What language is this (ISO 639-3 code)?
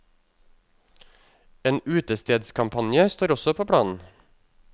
nor